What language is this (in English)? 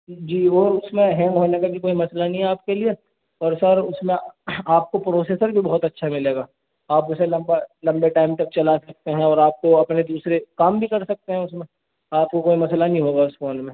Urdu